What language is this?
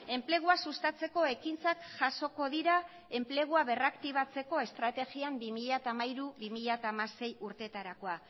Basque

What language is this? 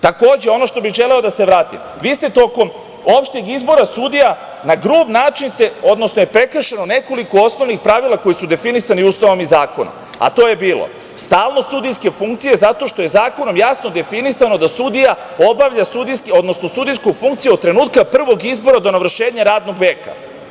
Serbian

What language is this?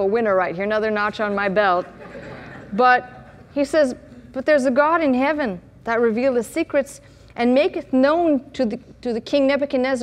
English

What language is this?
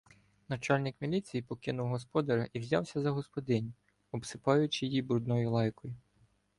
Ukrainian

